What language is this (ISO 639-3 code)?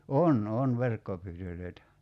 fin